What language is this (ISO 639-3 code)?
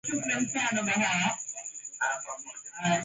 swa